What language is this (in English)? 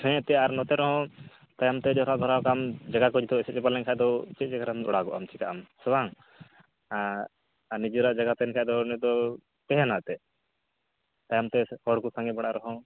Santali